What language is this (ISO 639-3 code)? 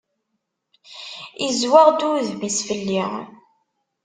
kab